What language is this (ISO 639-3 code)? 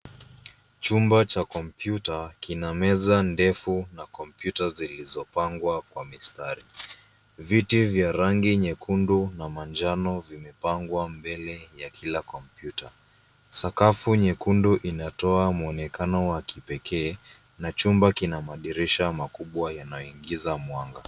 swa